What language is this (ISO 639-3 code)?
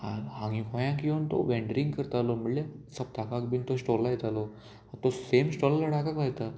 kok